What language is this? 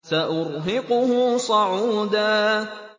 Arabic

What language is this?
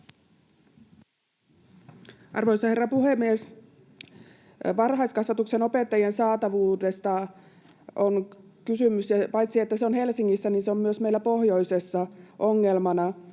Finnish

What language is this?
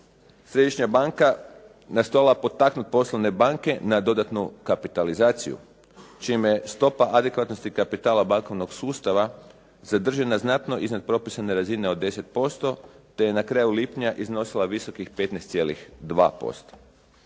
Croatian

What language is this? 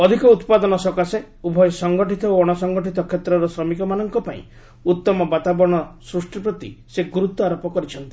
Odia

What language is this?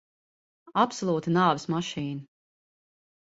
Latvian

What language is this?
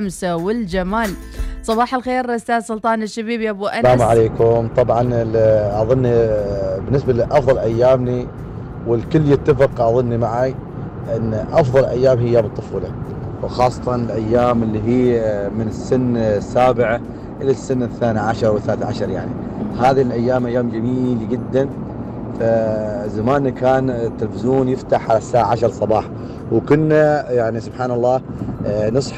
Arabic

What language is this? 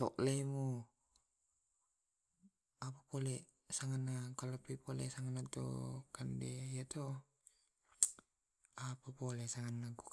Tae'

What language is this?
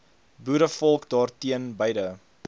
Afrikaans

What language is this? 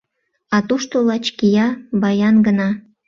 Mari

